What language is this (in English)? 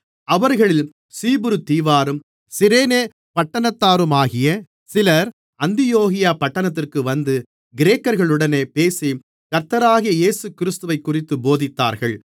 Tamil